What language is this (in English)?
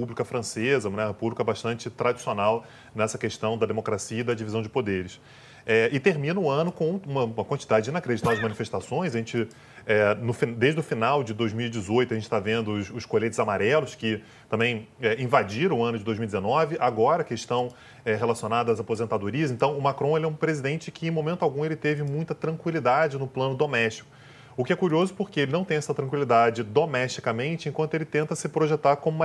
Portuguese